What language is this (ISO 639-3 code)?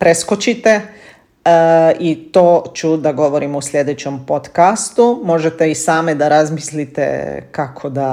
hrv